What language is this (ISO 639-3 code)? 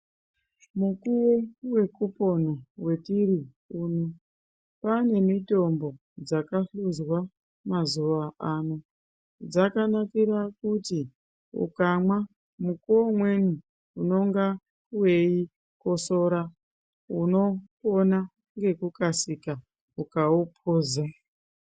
ndc